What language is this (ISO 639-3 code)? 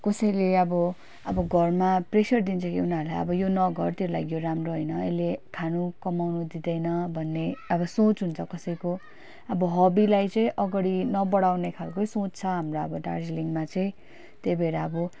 nep